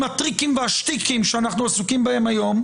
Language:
Hebrew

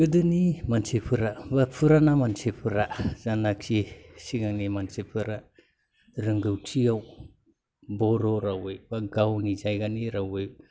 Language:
Bodo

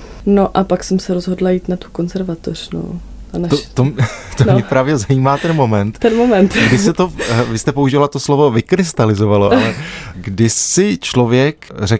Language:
Czech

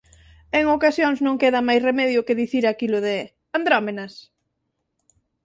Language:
Galician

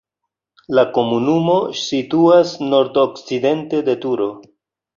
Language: Esperanto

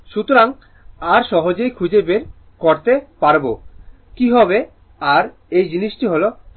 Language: Bangla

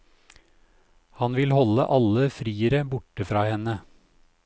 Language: Norwegian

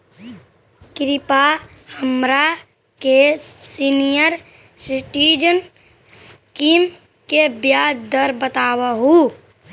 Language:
Magahi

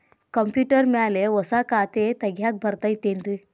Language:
Kannada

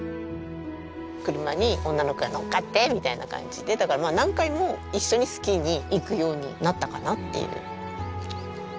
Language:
Japanese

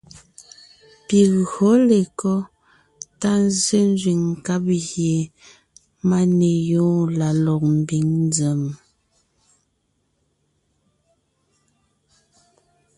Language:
Ngiemboon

